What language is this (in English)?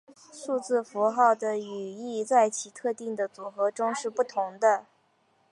Chinese